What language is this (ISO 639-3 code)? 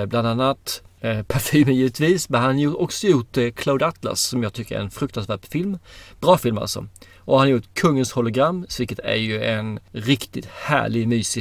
swe